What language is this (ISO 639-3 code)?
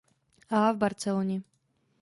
ces